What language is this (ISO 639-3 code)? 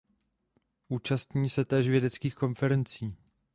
ces